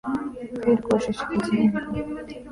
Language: Urdu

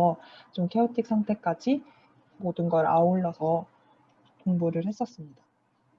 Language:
Korean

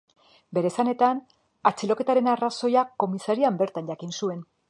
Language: Basque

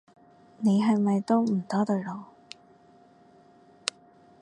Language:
Cantonese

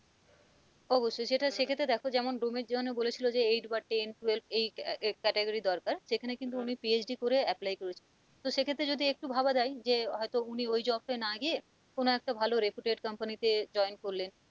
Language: Bangla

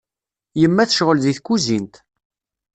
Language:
Kabyle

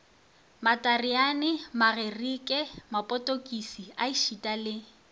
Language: Northern Sotho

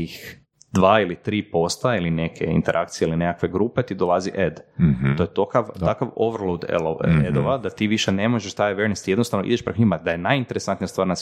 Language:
Croatian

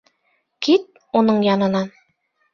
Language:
Bashkir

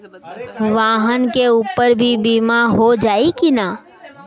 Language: Bhojpuri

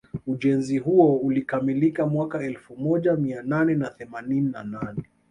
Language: Swahili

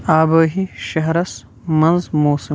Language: Kashmiri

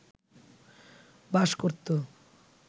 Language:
Bangla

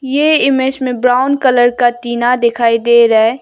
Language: Hindi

